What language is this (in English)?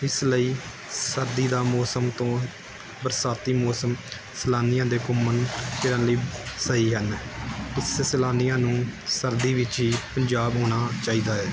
Punjabi